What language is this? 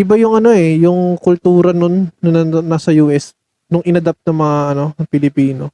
Filipino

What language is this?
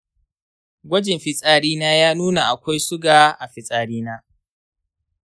Hausa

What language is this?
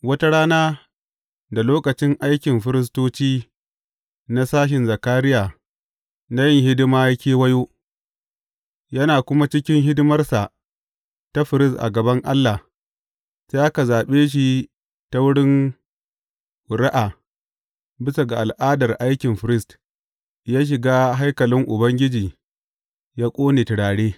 Hausa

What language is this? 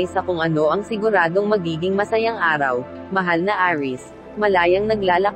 Filipino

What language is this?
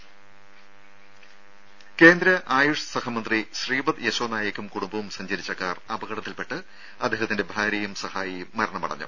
Malayalam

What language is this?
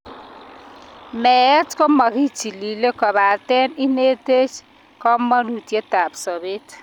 Kalenjin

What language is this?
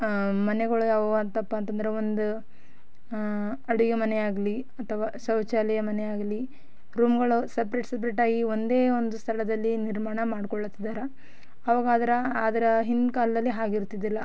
Kannada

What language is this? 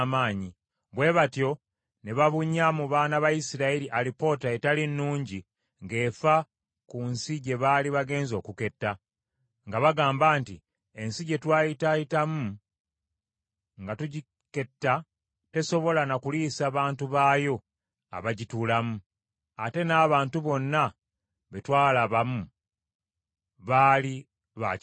Ganda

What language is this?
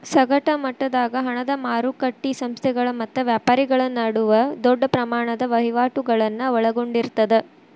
Kannada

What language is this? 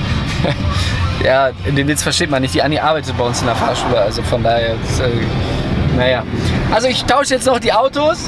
German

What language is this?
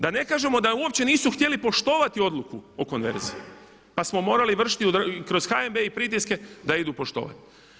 Croatian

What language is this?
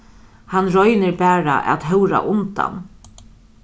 Faroese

